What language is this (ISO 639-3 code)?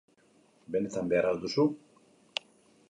eus